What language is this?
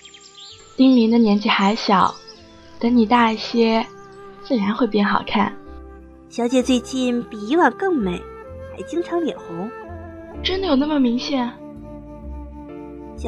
Chinese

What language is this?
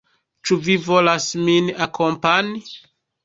Esperanto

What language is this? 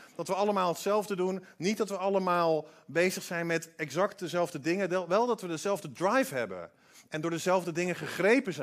Dutch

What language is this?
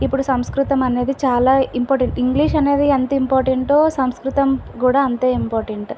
Telugu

